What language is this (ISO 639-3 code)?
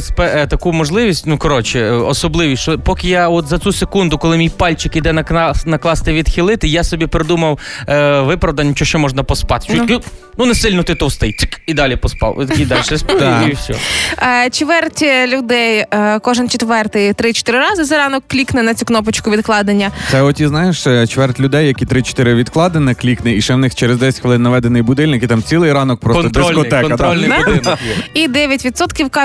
ukr